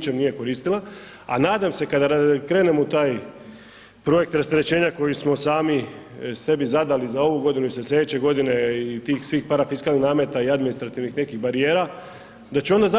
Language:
Croatian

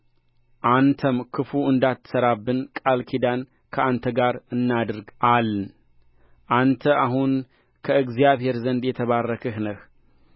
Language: Amharic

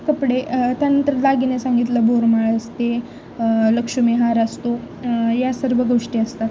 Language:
Marathi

